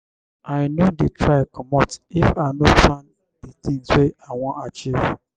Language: Nigerian Pidgin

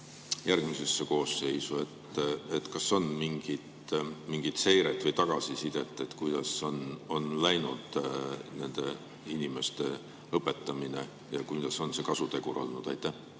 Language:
Estonian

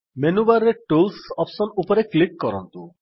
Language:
Odia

